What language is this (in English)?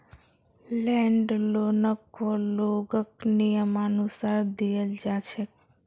Magahi